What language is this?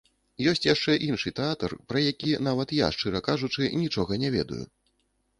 Belarusian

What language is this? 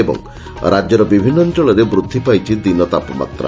Odia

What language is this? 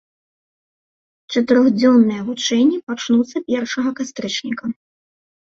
Belarusian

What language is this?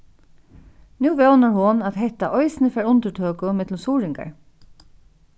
Faroese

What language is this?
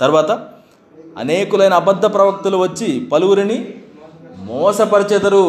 Telugu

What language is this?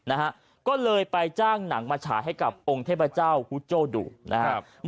Thai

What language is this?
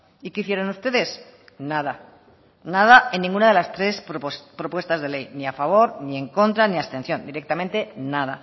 Spanish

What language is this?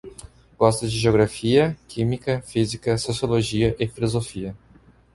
Portuguese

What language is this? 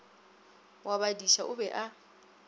Northern Sotho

